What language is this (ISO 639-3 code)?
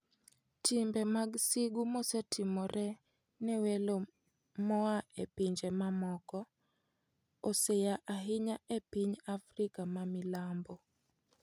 luo